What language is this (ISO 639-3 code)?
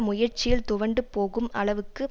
tam